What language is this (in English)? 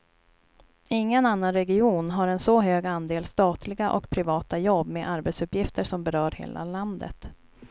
Swedish